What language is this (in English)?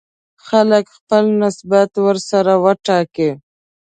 Pashto